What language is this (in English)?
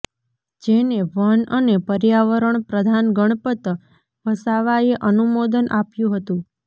Gujarati